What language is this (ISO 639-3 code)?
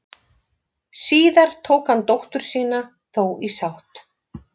isl